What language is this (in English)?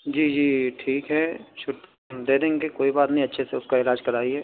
Urdu